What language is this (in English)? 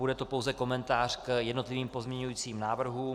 Czech